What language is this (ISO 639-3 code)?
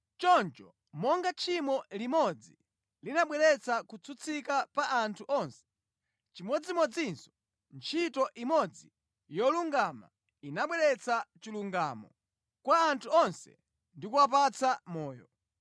nya